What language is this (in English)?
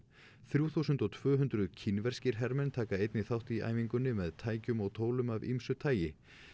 Icelandic